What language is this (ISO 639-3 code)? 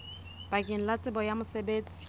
sot